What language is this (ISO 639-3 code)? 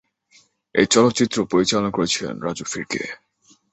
ben